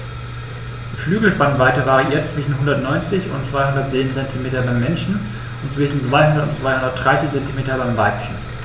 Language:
German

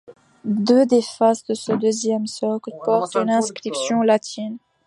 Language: French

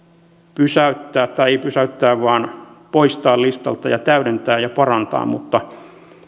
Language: Finnish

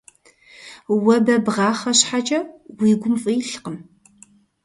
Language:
Kabardian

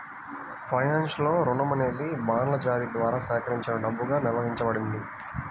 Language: Telugu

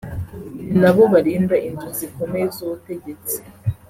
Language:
Kinyarwanda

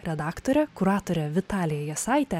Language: Lithuanian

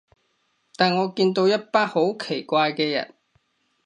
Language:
Cantonese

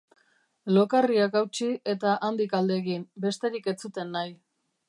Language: Basque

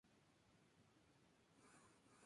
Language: Spanish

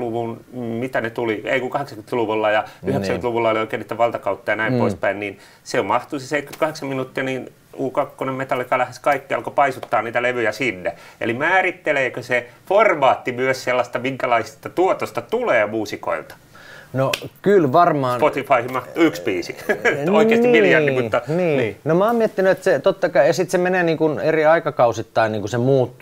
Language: Finnish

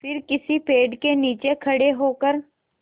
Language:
Hindi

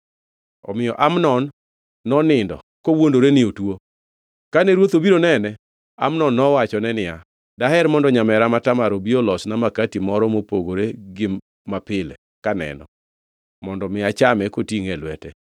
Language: Luo (Kenya and Tanzania)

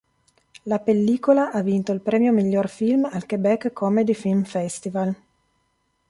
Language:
Italian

